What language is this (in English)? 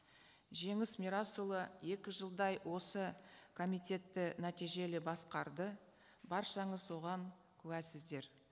Kazakh